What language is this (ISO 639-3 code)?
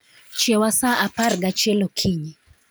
luo